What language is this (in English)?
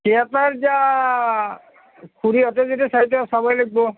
Assamese